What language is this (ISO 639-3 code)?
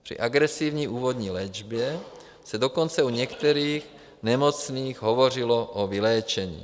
ces